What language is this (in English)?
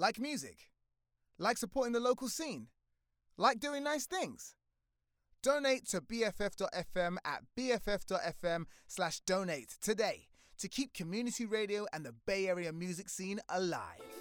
English